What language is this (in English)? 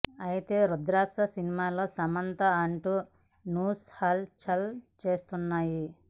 Telugu